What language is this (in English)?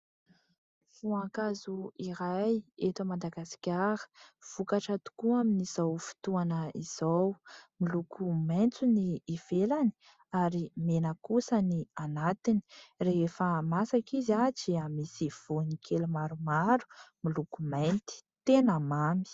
Malagasy